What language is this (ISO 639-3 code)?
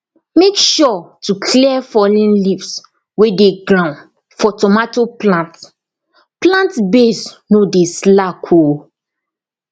pcm